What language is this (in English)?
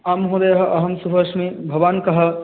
Sanskrit